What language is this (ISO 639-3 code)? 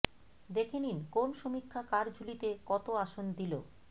ben